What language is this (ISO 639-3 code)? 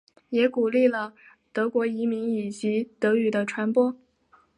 zho